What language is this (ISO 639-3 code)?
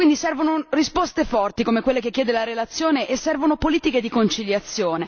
ita